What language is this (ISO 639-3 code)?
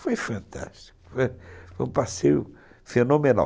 por